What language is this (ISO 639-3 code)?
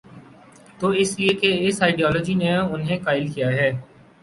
urd